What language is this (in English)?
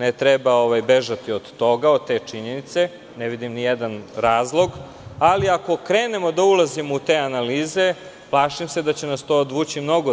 Serbian